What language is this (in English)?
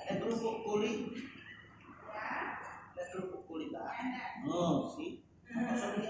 Indonesian